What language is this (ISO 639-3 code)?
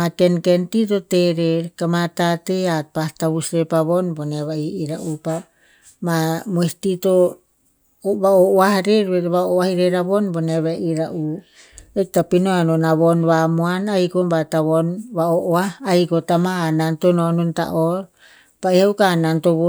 tpz